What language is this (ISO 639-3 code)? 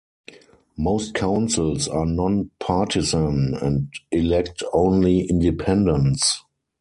eng